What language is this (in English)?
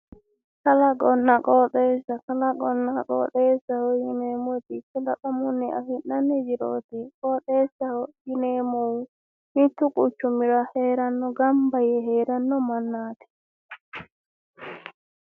Sidamo